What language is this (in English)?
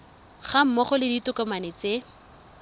Tswana